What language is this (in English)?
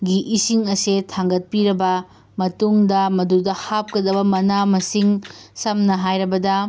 Manipuri